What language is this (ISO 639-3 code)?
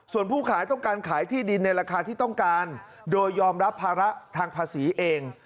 tha